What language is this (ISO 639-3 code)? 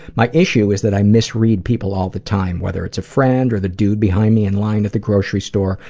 eng